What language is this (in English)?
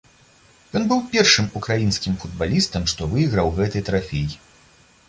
Belarusian